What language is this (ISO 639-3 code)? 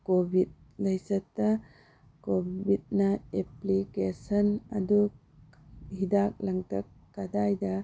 mni